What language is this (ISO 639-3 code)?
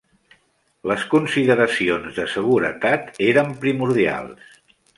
cat